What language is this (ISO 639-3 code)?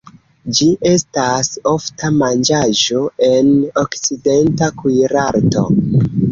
epo